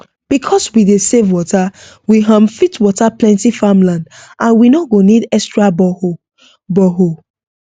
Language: Nigerian Pidgin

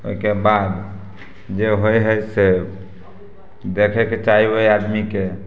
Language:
Maithili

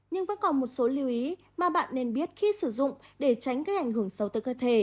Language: Vietnamese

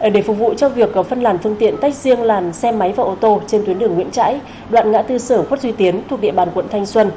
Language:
Vietnamese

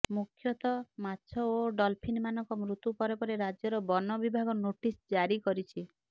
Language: Odia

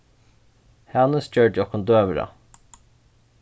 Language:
Faroese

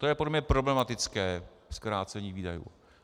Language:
Czech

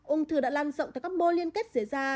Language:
Vietnamese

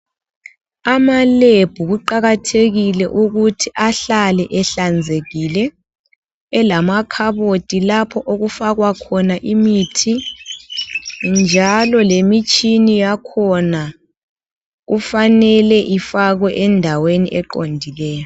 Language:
North Ndebele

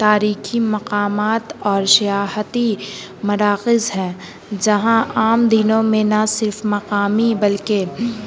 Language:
Urdu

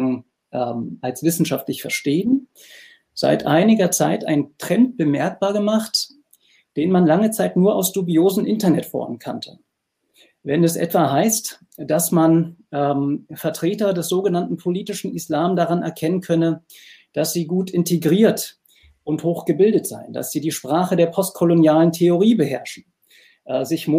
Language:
German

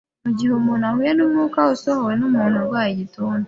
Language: Kinyarwanda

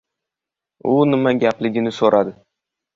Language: Uzbek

